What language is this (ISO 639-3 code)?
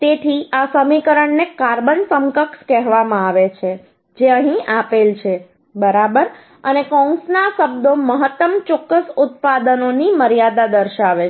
guj